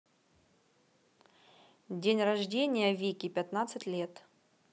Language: Russian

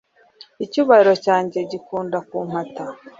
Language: Kinyarwanda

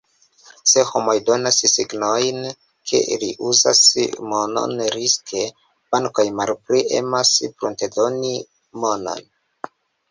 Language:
Esperanto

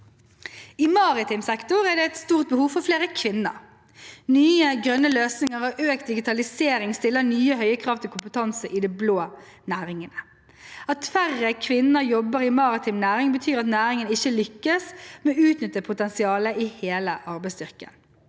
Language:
Norwegian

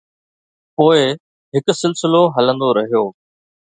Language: Sindhi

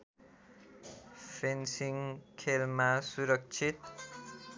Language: Nepali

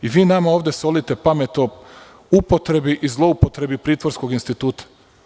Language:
Serbian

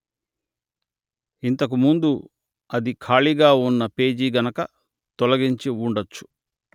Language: Telugu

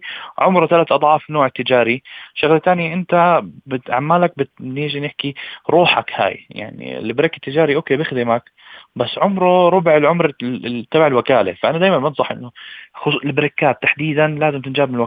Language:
Arabic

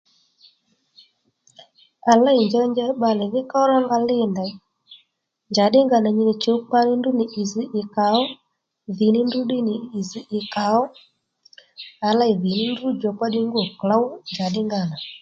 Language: Lendu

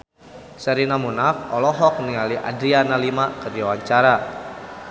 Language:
Sundanese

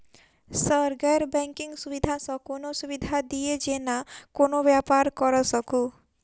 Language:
Maithili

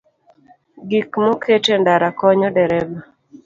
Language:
Luo (Kenya and Tanzania)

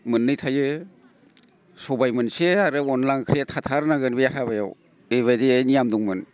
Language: Bodo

